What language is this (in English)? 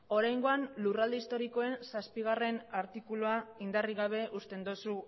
Basque